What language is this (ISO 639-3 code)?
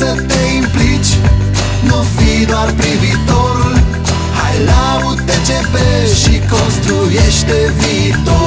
ron